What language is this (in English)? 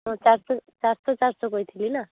Odia